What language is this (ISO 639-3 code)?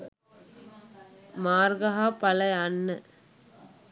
sin